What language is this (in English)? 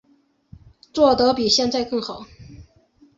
Chinese